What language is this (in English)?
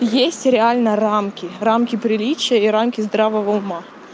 Russian